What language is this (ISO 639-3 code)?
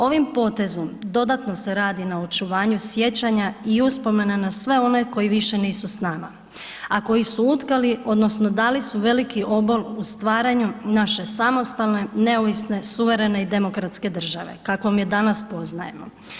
hrv